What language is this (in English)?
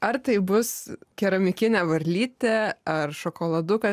Lithuanian